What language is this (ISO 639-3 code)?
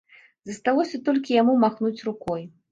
bel